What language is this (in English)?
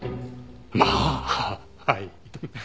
Japanese